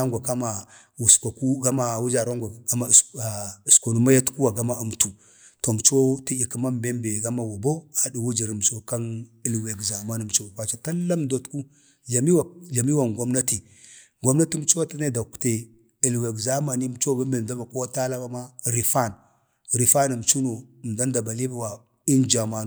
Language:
Bade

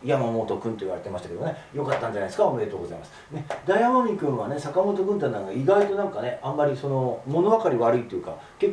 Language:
Japanese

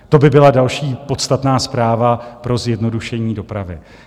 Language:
Czech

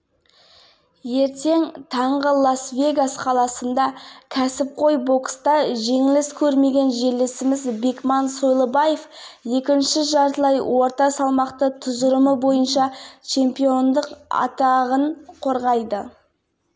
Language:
Kazakh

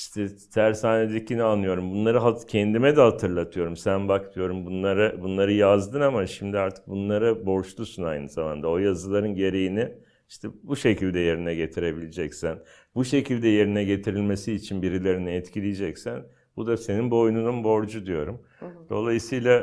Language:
Turkish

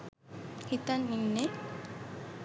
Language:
Sinhala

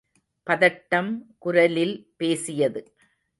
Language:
Tamil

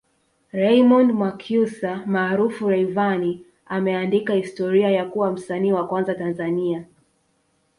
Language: Swahili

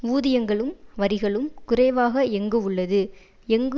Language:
Tamil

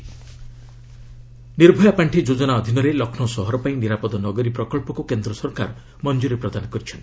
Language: Odia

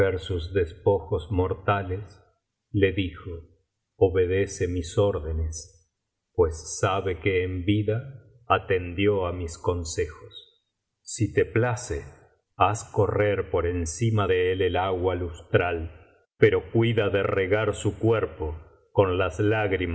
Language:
Spanish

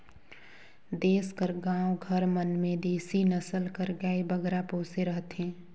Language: Chhattisgarhi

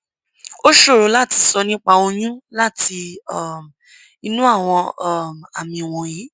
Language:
Yoruba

